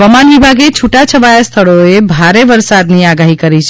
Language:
Gujarati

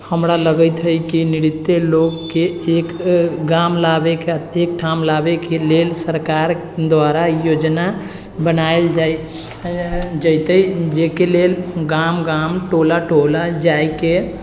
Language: Maithili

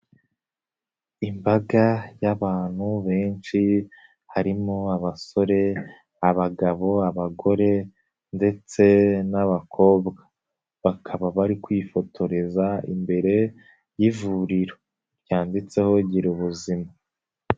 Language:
Kinyarwanda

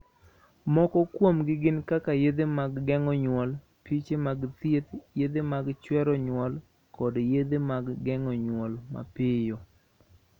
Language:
Luo (Kenya and Tanzania)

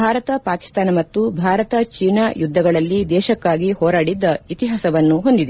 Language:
Kannada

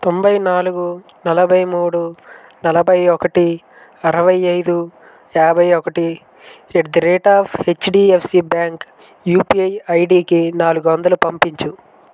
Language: Telugu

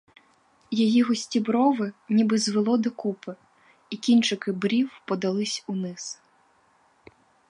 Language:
Ukrainian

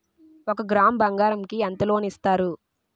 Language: Telugu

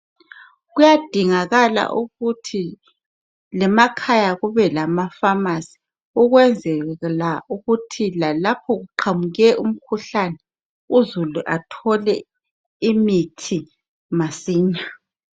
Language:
North Ndebele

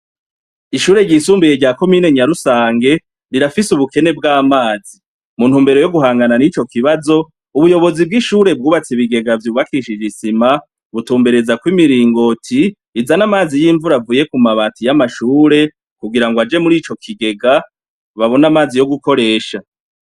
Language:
Rundi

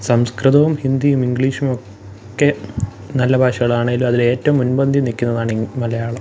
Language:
Malayalam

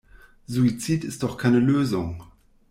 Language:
German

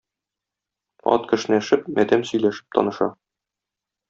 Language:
Tatar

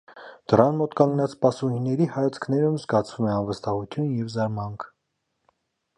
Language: Armenian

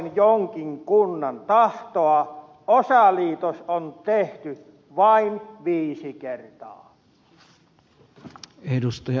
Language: Finnish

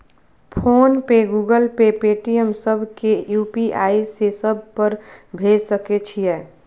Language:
Maithili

